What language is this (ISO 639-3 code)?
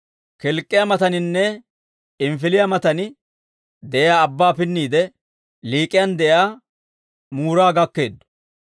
dwr